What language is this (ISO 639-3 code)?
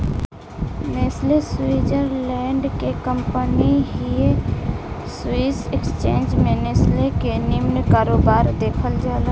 bho